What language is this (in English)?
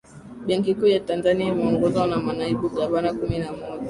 Swahili